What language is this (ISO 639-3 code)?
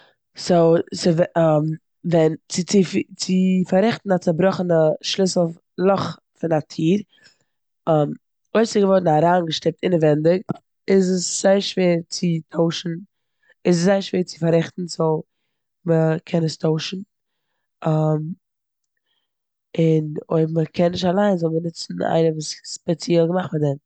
yid